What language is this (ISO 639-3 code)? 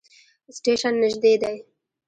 pus